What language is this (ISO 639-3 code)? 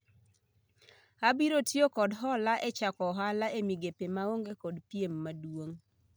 luo